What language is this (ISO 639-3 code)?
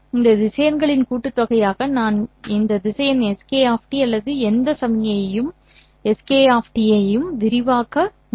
tam